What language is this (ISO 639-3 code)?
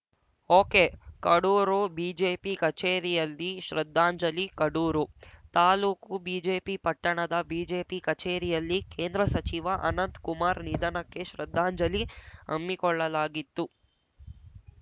kan